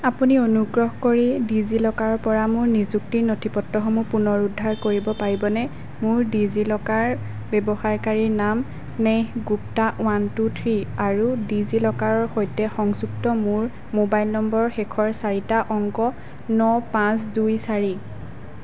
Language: Assamese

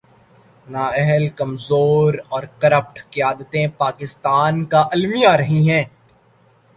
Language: Urdu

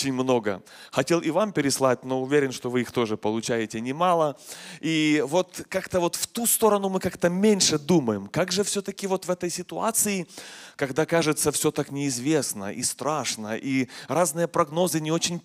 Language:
Russian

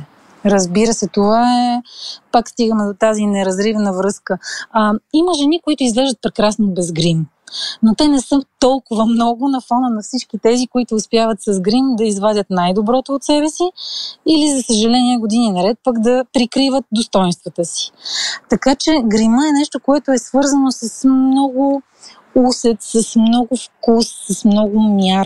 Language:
Bulgarian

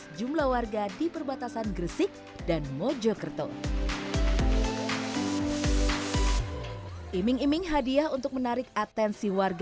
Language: Indonesian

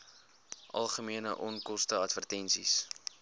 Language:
Afrikaans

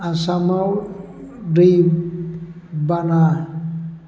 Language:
Bodo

